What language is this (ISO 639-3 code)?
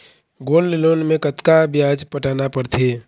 hne